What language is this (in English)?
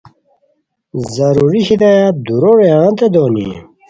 Khowar